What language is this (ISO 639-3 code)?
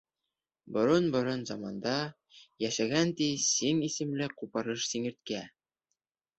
bak